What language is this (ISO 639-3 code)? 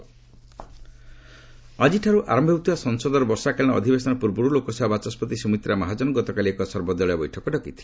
ori